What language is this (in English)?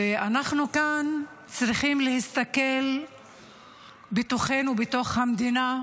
Hebrew